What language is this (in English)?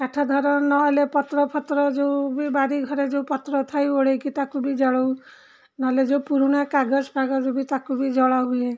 Odia